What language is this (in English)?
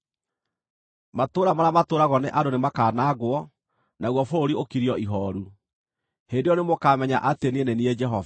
Kikuyu